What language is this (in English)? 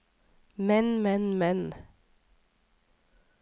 Norwegian